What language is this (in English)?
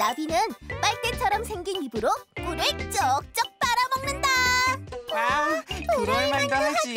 Korean